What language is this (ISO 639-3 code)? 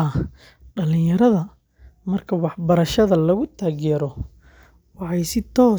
som